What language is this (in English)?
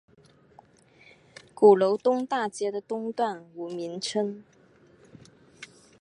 Chinese